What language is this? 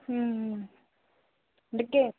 Telugu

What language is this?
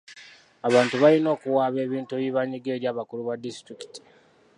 Ganda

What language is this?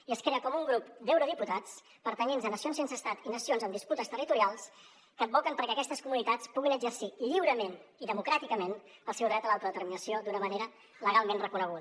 Catalan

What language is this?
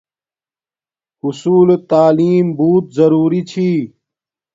Domaaki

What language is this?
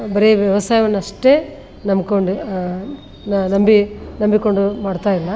Kannada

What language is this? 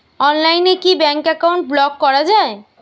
Bangla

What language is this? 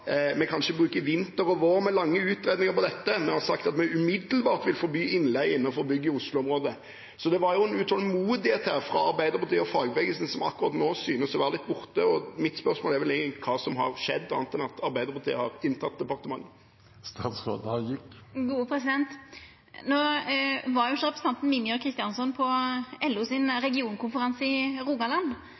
Norwegian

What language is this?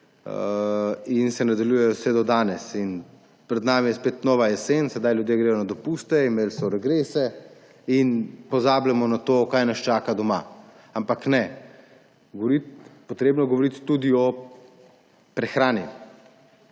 Slovenian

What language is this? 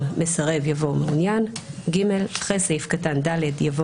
Hebrew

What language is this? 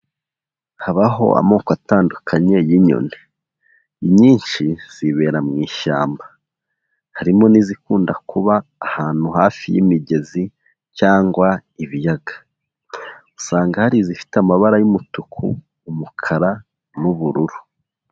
Kinyarwanda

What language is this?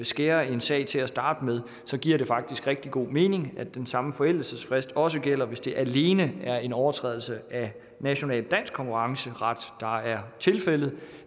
Danish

